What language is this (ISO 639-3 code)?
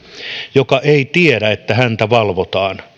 fin